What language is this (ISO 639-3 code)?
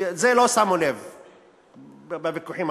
heb